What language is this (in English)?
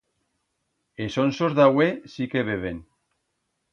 Aragonese